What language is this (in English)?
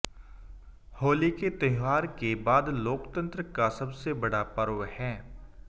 Hindi